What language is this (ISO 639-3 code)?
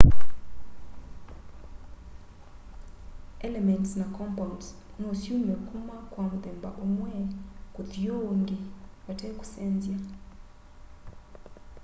kam